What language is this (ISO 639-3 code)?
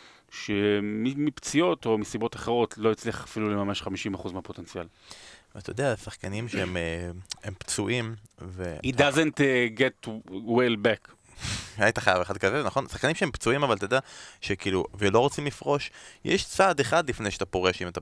heb